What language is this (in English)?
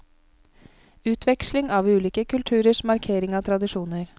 Norwegian